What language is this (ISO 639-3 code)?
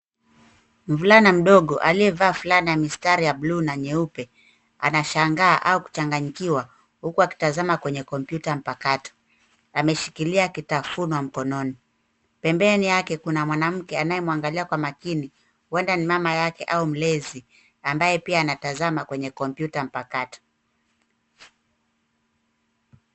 swa